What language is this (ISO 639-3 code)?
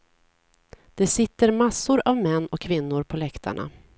swe